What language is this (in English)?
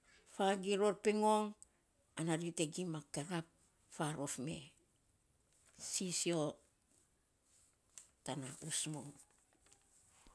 Saposa